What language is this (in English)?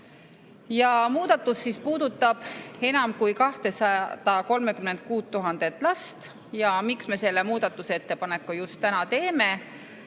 Estonian